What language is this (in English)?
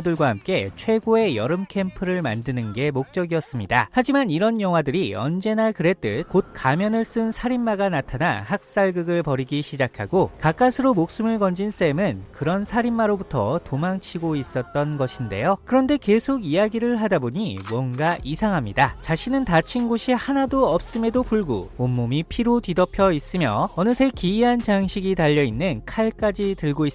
Korean